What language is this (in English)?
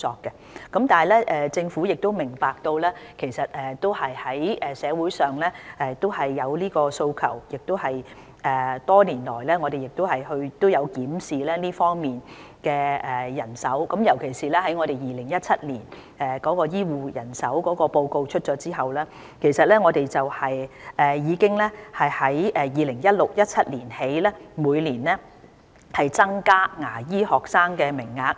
Cantonese